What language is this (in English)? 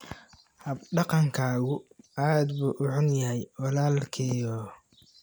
Somali